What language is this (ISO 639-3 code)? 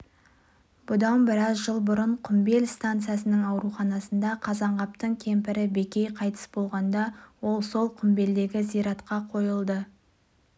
kaz